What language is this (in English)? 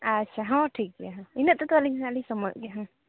Santali